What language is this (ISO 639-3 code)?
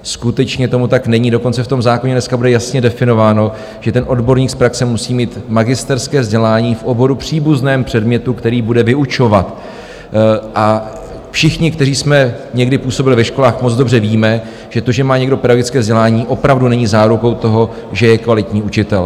ces